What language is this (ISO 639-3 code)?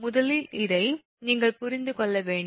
tam